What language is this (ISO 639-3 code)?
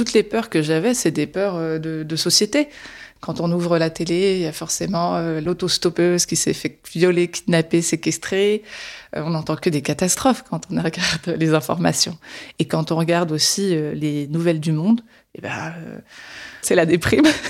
fra